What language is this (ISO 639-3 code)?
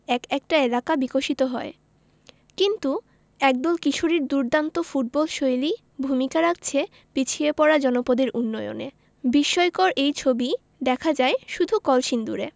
ben